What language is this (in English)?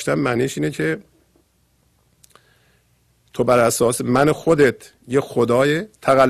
Persian